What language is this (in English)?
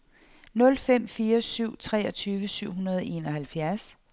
Danish